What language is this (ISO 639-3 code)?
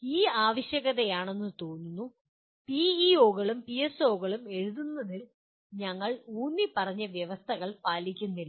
mal